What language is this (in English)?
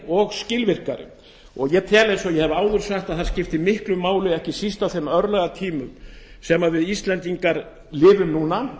Icelandic